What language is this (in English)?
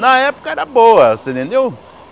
Portuguese